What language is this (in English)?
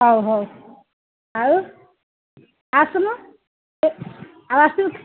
Odia